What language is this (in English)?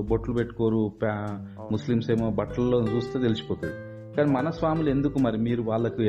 Telugu